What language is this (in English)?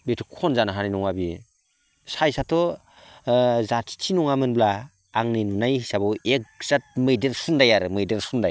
Bodo